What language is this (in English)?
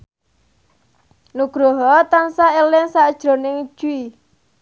Javanese